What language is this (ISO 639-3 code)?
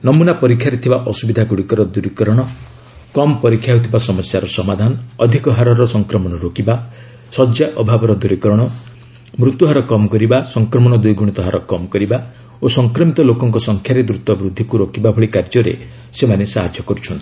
ori